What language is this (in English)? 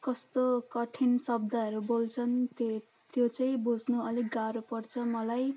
Nepali